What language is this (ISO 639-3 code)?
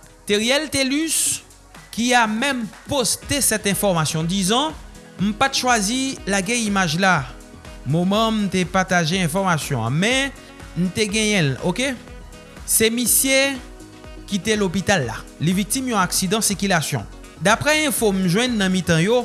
fra